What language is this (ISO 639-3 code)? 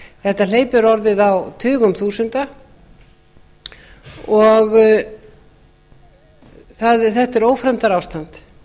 isl